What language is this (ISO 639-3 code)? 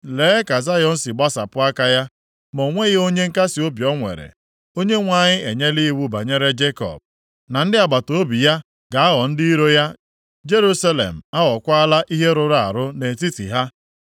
ibo